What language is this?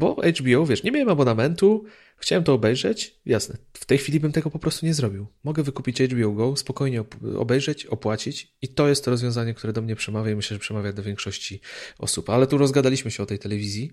Polish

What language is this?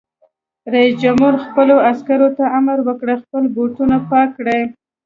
Pashto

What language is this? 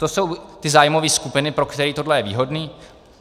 Czech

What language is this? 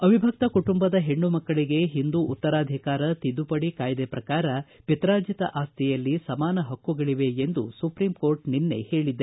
Kannada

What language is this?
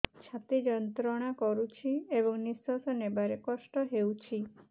Odia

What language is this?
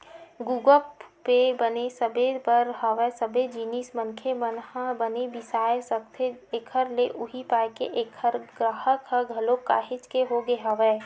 Chhattisgarhi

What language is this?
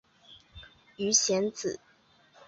Chinese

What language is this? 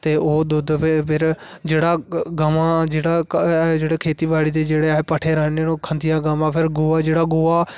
Dogri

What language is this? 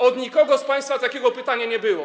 Polish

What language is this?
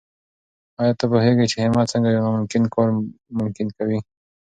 Pashto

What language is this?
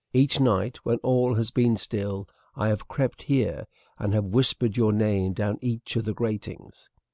English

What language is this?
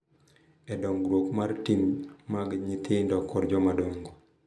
Luo (Kenya and Tanzania)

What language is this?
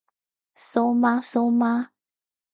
Cantonese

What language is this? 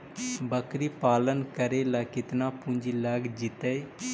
Magahi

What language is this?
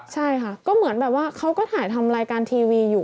Thai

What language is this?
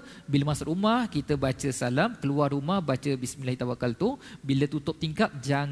Malay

